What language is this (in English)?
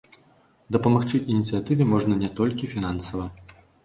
Belarusian